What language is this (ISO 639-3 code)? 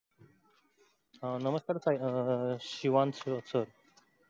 mar